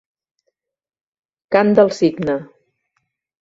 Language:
Catalan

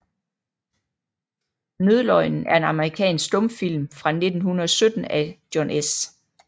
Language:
Danish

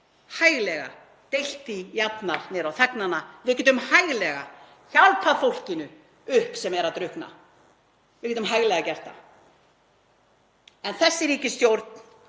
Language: Icelandic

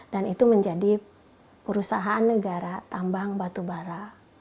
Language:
Indonesian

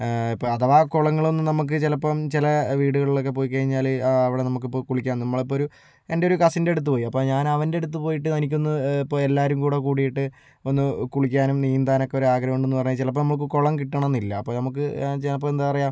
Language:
Malayalam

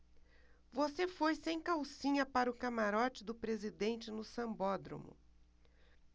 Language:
Portuguese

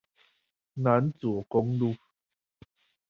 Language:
Chinese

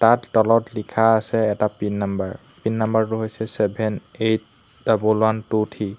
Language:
Assamese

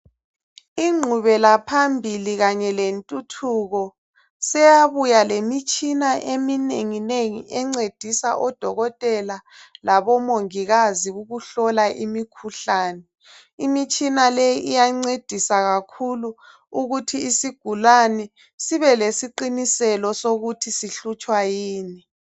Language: North Ndebele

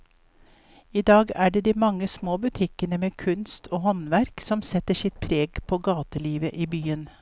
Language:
Norwegian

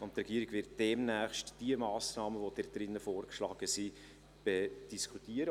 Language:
Swiss German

